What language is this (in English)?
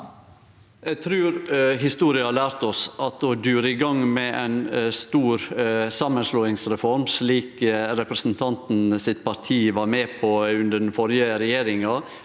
Norwegian